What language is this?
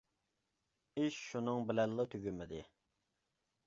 Uyghur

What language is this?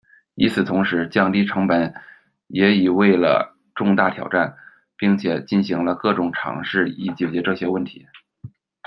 Chinese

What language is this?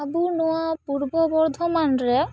Santali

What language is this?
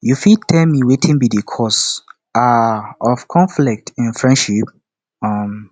Nigerian Pidgin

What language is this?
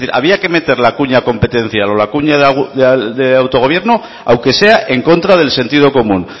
Spanish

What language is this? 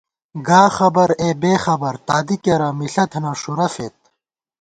Gawar-Bati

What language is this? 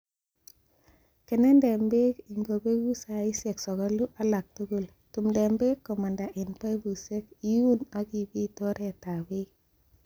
Kalenjin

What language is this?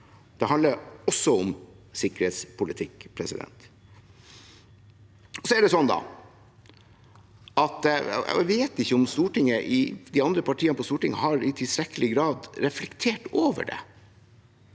Norwegian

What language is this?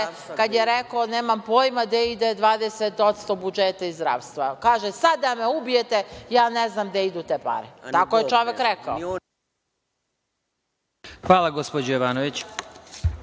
Serbian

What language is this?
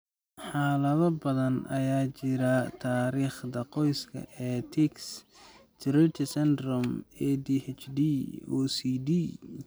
Somali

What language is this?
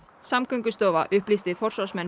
Icelandic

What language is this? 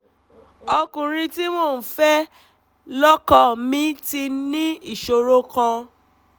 Yoruba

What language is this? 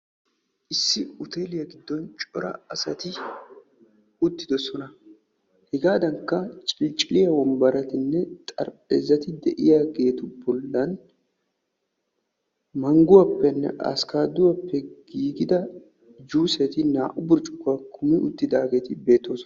Wolaytta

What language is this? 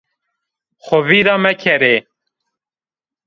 Zaza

